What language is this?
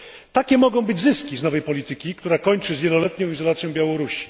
Polish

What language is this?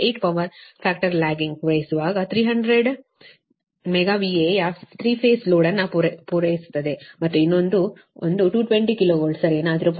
Kannada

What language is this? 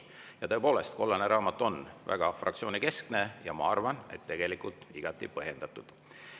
Estonian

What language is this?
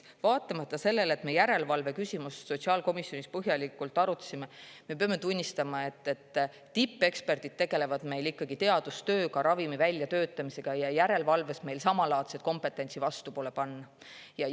Estonian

